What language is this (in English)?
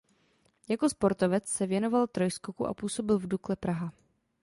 Czech